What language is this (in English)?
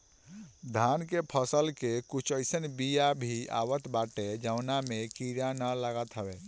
Bhojpuri